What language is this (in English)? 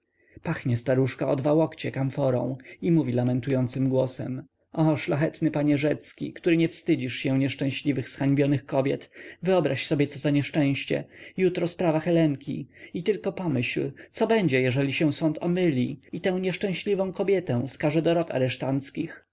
Polish